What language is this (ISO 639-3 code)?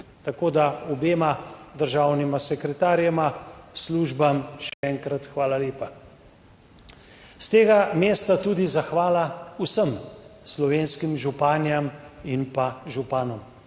slv